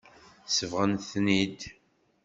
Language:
Kabyle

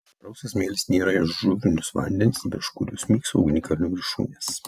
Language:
Lithuanian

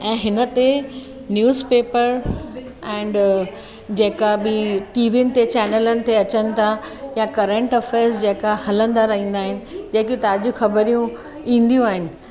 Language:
Sindhi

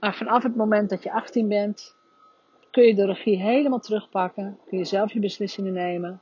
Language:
Dutch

